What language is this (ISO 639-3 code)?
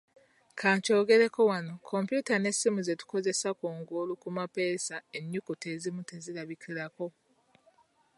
lug